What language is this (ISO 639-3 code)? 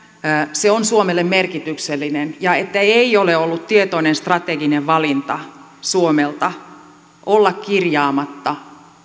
fin